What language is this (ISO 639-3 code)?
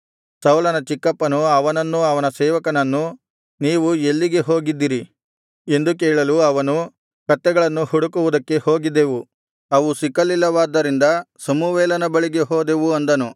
kan